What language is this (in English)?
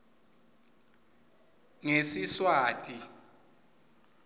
Swati